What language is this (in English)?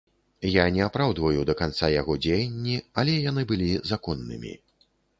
Belarusian